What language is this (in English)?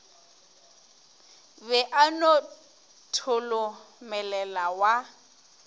Northern Sotho